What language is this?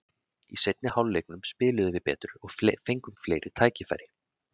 Icelandic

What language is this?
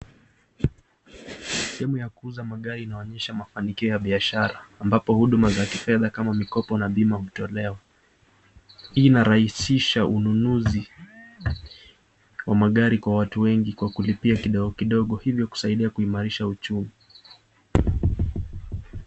Swahili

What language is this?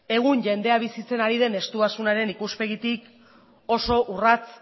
Basque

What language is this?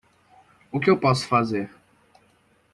Portuguese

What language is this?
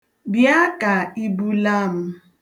Igbo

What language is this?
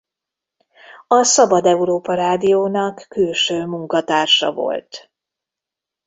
Hungarian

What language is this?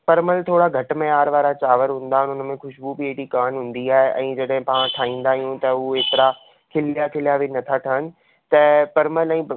Sindhi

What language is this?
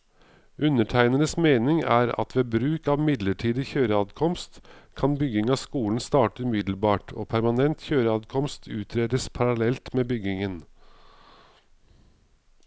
Norwegian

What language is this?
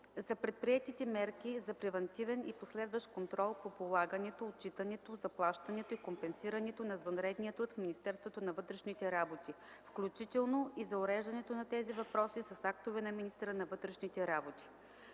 Bulgarian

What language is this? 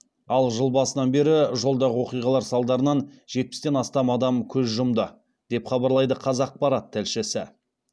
Kazakh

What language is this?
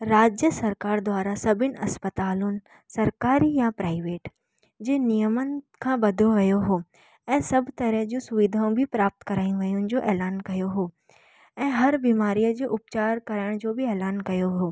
Sindhi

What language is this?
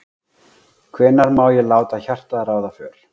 Icelandic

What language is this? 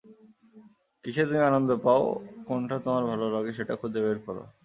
Bangla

